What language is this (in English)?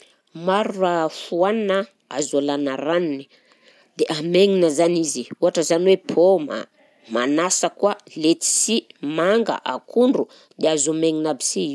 Southern Betsimisaraka Malagasy